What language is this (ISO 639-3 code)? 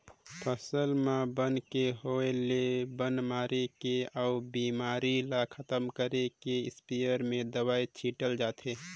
hne